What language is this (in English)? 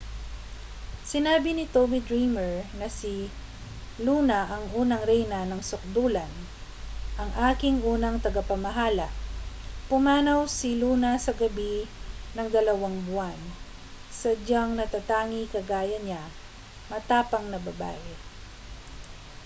Filipino